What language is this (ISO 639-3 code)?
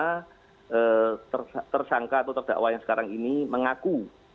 ind